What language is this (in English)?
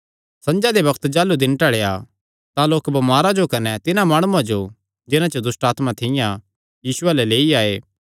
Kangri